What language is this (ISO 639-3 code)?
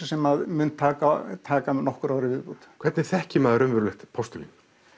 isl